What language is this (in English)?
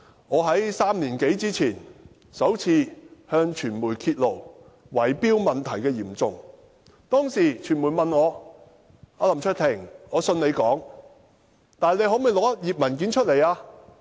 Cantonese